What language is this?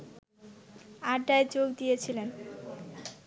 Bangla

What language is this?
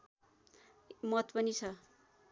Nepali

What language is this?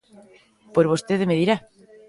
Galician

